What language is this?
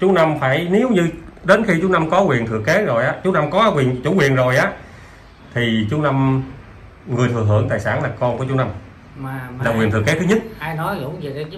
Vietnamese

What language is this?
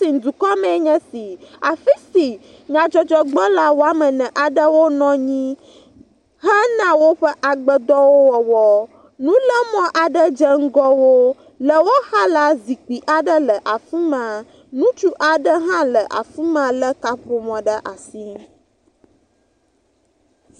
Ewe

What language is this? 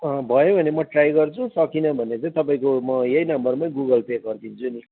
Nepali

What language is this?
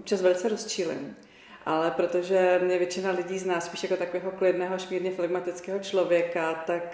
Czech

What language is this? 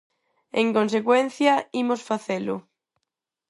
Galician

